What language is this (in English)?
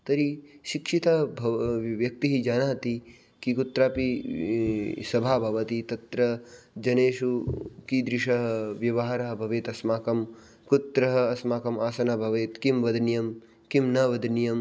Sanskrit